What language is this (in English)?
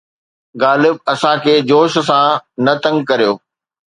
Sindhi